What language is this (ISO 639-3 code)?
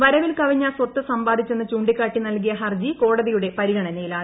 mal